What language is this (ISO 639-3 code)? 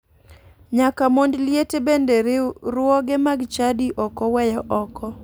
luo